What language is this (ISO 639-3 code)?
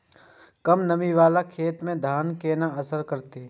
mai